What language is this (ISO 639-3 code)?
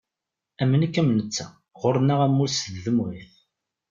kab